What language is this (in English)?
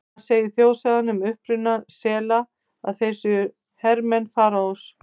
Icelandic